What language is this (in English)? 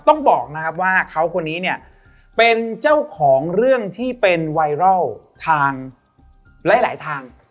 Thai